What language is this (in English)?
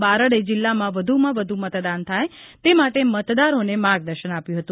Gujarati